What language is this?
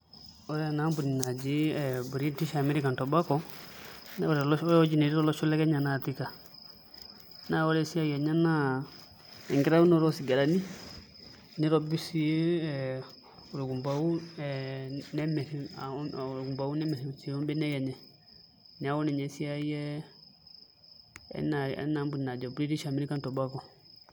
Masai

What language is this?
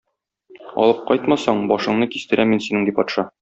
Tatar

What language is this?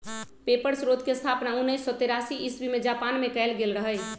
Magahi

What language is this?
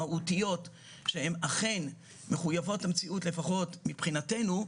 Hebrew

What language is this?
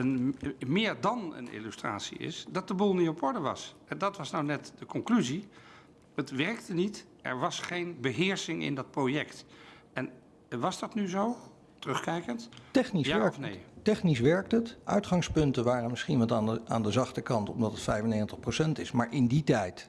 Dutch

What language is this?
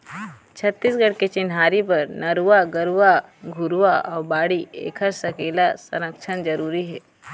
Chhattisgarhi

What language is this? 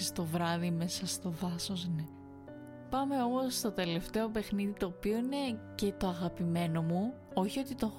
Greek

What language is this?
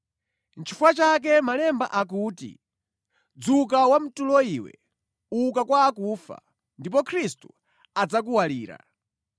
Nyanja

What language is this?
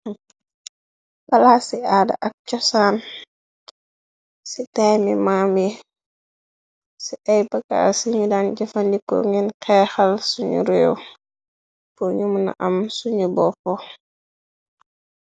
Wolof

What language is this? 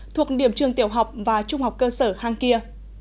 Vietnamese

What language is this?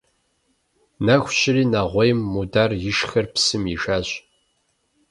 Kabardian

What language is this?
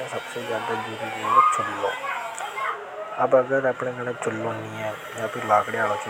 Hadothi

